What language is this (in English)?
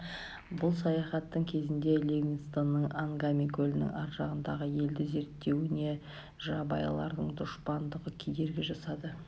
Kazakh